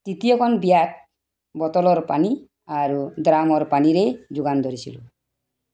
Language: Assamese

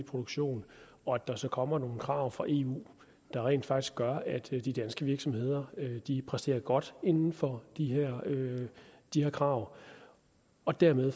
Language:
Danish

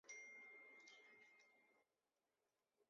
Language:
Chinese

